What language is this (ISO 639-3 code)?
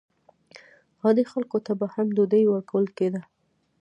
pus